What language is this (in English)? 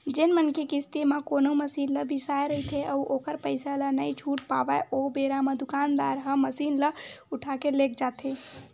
Chhattisgarhi